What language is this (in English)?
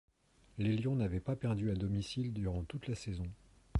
French